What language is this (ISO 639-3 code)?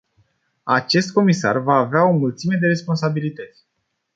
ron